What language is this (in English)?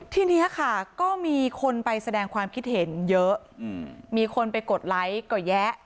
Thai